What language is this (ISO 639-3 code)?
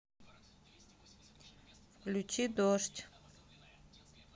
rus